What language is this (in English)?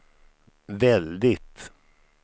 Swedish